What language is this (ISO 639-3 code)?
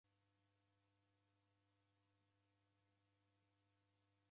dav